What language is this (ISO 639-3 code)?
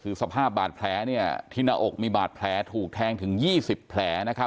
tha